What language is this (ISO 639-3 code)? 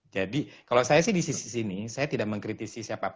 ind